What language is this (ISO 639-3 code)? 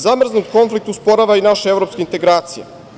srp